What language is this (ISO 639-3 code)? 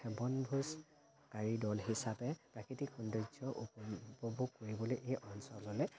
asm